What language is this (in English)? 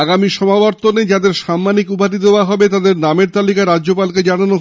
Bangla